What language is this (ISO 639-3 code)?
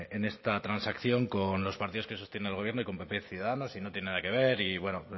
spa